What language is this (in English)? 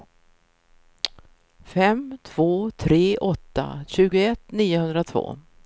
Swedish